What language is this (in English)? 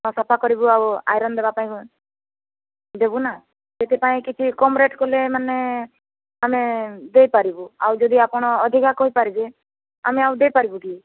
Odia